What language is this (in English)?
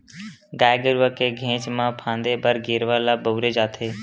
Chhattisgarhi